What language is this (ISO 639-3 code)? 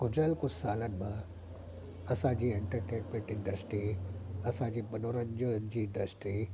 snd